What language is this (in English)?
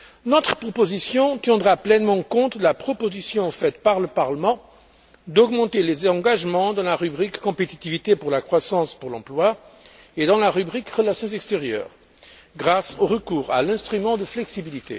French